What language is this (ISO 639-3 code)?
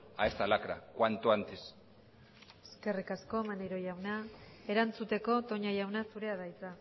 eus